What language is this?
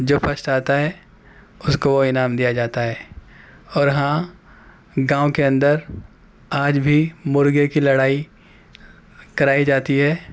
Urdu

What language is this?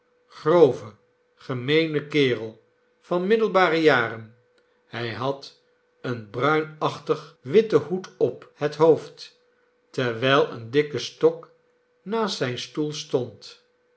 Dutch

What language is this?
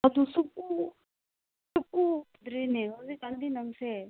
Manipuri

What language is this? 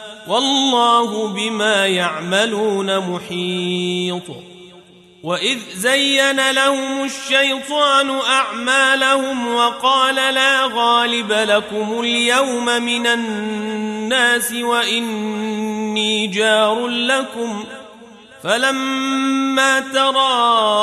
Arabic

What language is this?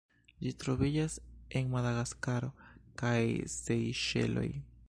Esperanto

